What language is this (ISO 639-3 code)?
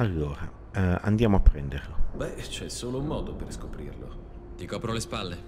ita